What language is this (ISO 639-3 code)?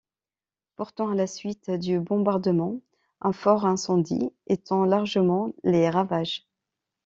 fra